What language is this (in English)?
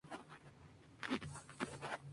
Spanish